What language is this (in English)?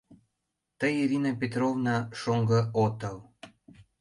Mari